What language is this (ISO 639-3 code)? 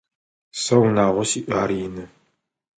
ady